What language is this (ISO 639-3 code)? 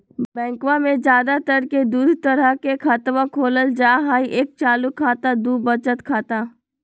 mag